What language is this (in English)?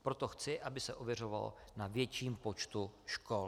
Czech